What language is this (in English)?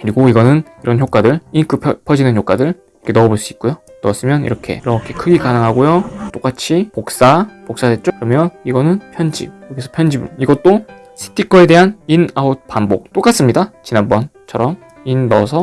Korean